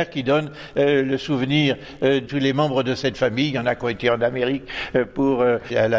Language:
French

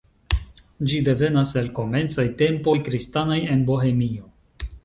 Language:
Esperanto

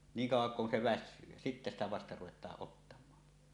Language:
Finnish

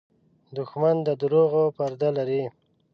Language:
Pashto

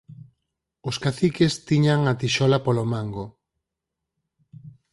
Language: Galician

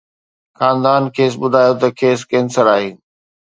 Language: Sindhi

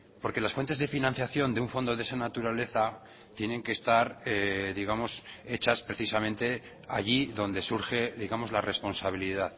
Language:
Spanish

